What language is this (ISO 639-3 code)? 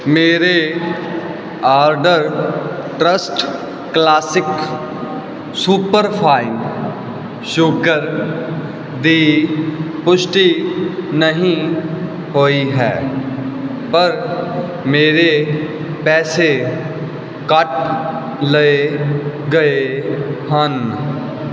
pan